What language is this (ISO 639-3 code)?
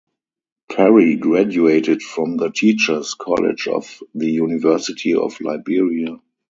eng